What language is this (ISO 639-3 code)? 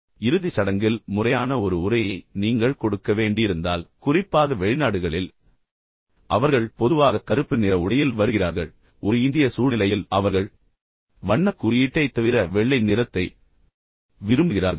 tam